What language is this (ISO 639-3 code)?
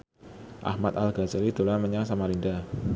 jav